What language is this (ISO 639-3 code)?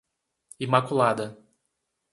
por